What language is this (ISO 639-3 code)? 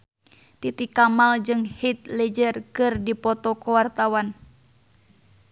sun